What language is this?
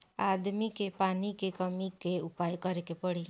Bhojpuri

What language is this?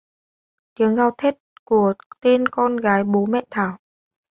Vietnamese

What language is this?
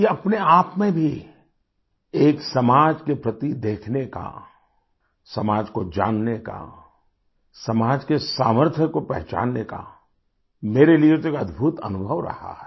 Hindi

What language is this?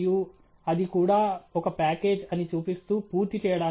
Telugu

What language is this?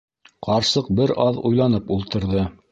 Bashkir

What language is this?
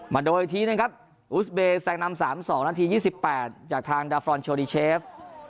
Thai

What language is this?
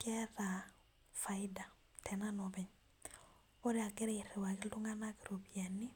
Masai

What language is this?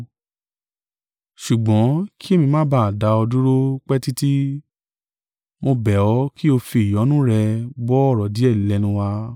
Yoruba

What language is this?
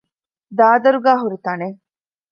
Divehi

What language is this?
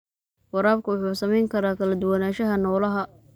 Somali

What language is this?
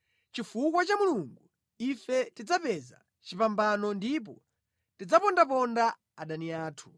Nyanja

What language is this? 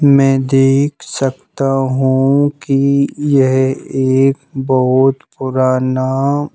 Hindi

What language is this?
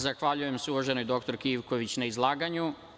Serbian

